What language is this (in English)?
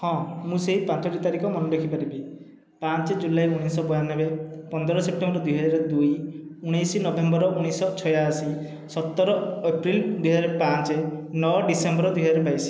Odia